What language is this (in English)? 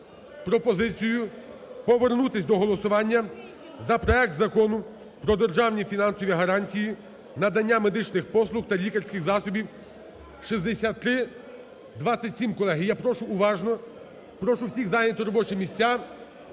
Ukrainian